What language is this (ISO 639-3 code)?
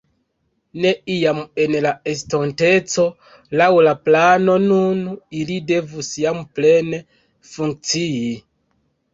epo